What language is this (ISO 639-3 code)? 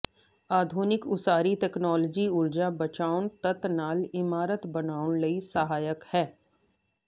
pan